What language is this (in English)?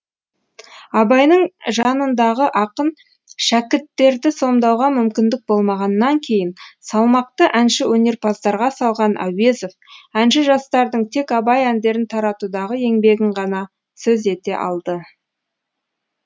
Kazakh